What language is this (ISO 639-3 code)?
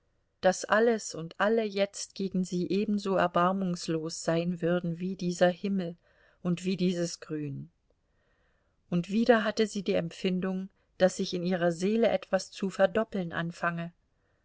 deu